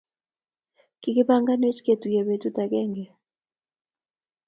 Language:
Kalenjin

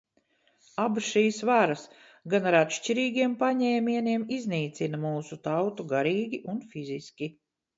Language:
Latvian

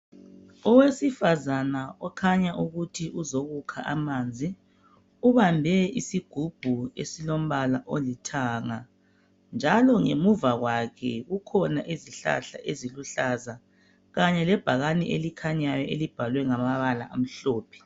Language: North Ndebele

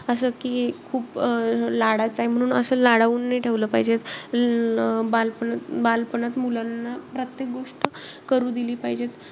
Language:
Marathi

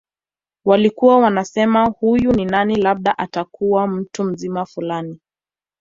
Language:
Swahili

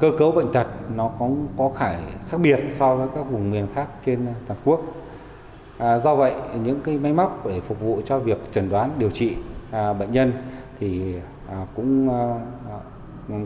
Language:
Vietnamese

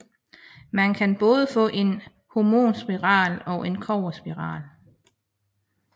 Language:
Danish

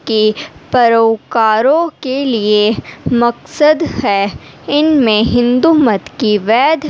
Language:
Urdu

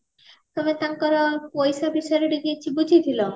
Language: Odia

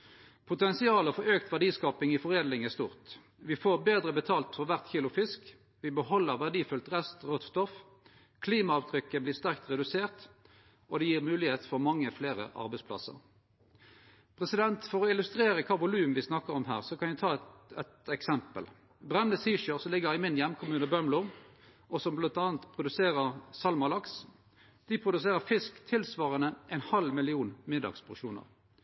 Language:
Norwegian Nynorsk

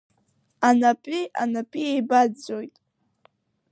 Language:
Abkhazian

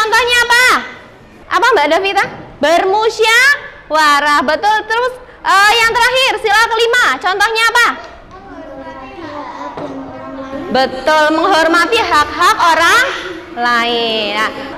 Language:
Indonesian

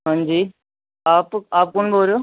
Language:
Dogri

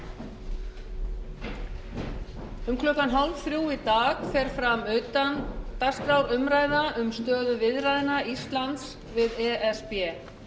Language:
Icelandic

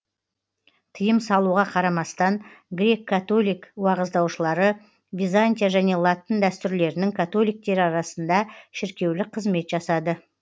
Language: Kazakh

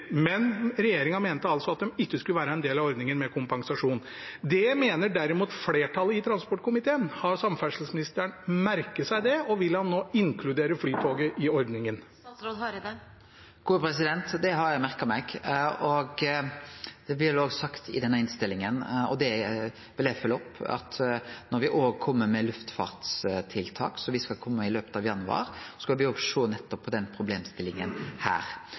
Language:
Norwegian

